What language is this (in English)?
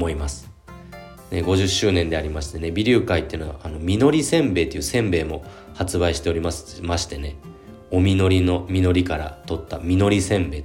Japanese